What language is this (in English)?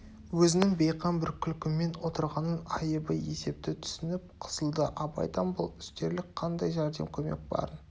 Kazakh